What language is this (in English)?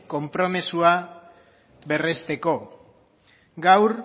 Basque